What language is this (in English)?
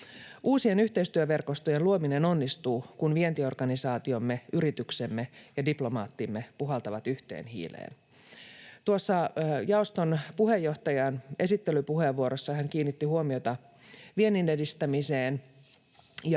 Finnish